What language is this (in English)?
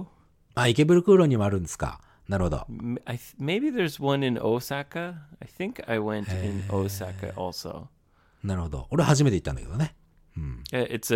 Japanese